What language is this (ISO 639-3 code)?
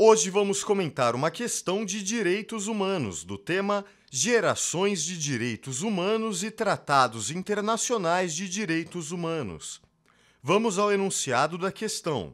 por